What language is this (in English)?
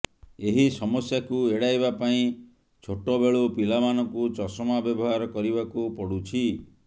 Odia